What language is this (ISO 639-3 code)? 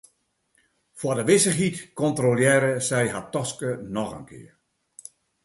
fry